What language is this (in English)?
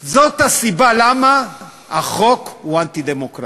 Hebrew